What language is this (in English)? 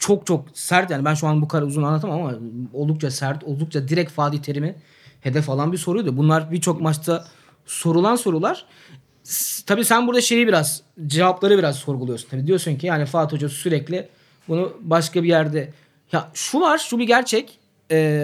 Turkish